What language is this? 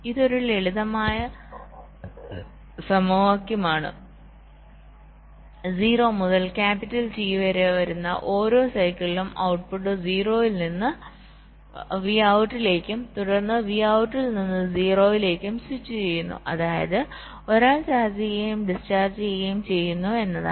Malayalam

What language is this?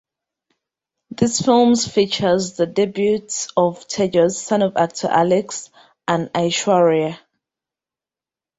English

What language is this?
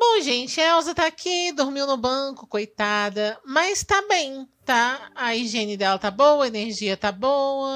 Portuguese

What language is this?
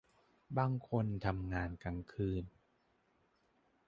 Thai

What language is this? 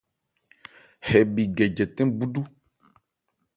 Ebrié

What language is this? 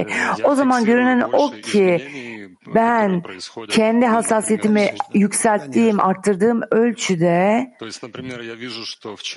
Turkish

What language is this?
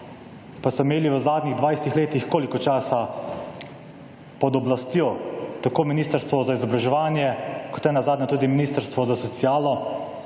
Slovenian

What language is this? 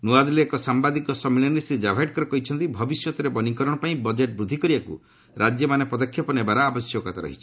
Odia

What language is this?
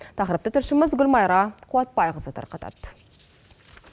Kazakh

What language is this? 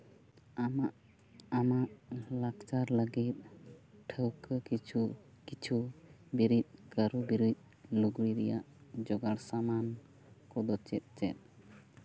Santali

